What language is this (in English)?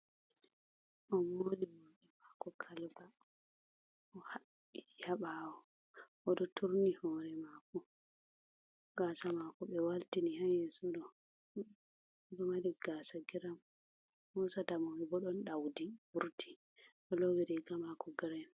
Fula